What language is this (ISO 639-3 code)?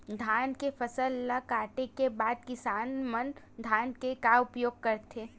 hne